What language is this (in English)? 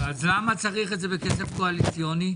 Hebrew